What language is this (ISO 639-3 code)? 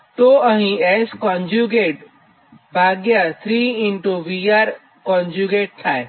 guj